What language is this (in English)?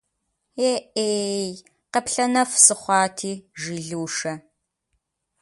Kabardian